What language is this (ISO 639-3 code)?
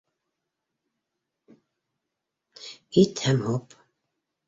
bak